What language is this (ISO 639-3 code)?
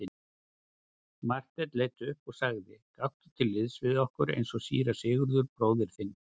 isl